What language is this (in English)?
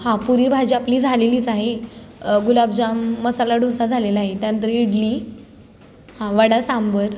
Marathi